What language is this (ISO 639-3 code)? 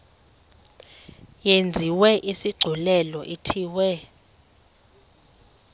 xho